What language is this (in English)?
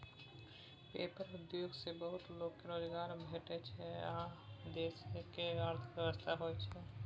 Maithili